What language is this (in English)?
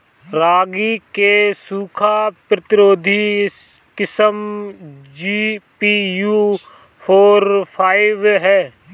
Bhojpuri